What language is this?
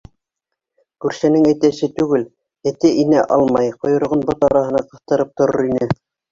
Bashkir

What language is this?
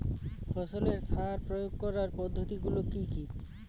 Bangla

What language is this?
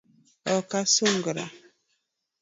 Luo (Kenya and Tanzania)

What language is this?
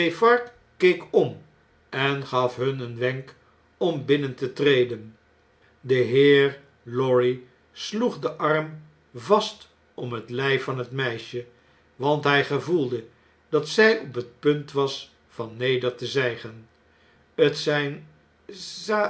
Dutch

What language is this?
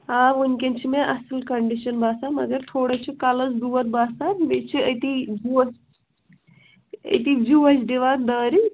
Kashmiri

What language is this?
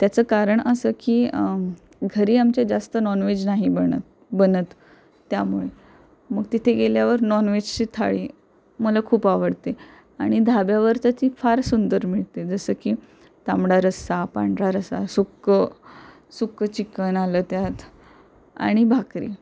Marathi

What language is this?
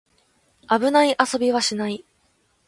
Japanese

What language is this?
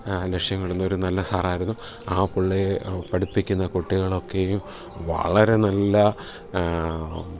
Malayalam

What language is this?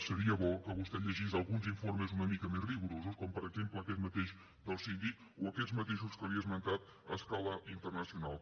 Catalan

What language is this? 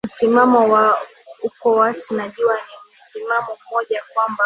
Swahili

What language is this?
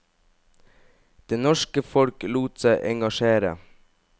Norwegian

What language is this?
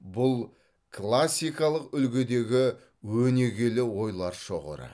Kazakh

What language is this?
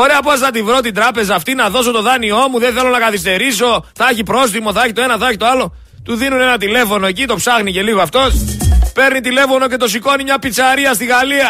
Greek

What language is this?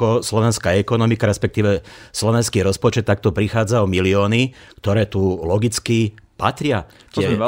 Slovak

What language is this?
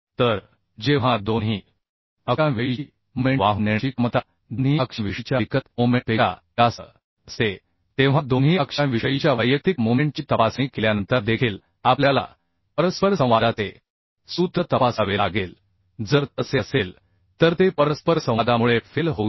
Marathi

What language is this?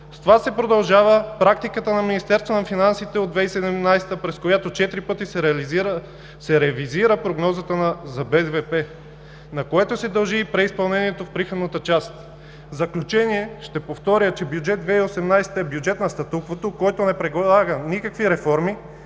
Bulgarian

